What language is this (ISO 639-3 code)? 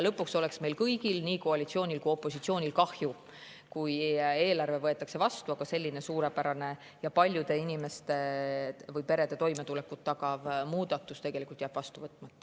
est